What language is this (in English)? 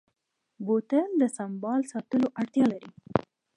Pashto